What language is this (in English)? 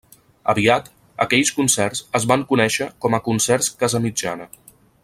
Catalan